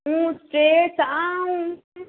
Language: Konkani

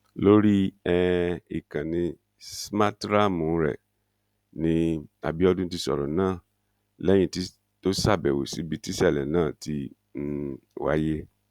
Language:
Yoruba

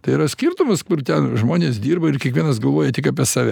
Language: Lithuanian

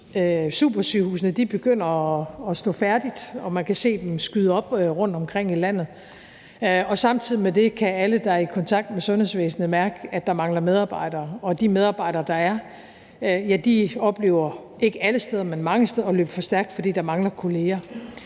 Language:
Danish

